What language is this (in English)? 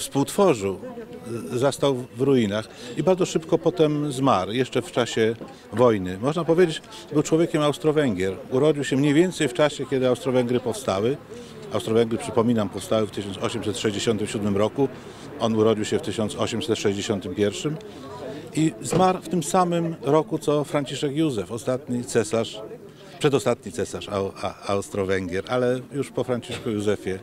Polish